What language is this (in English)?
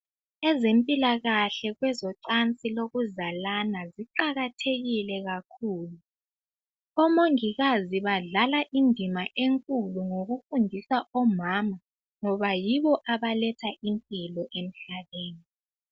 North Ndebele